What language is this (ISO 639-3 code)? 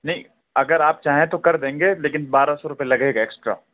urd